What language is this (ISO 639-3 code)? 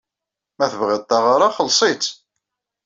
kab